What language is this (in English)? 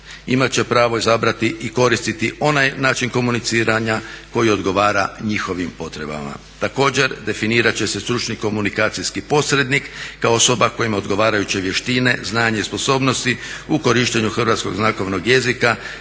Croatian